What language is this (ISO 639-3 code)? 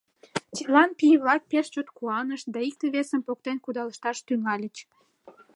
chm